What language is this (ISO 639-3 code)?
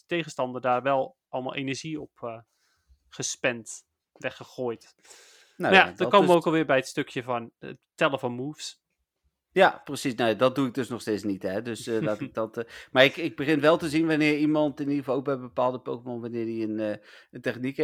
nld